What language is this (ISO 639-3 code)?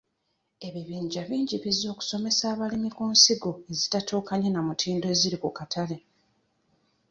lug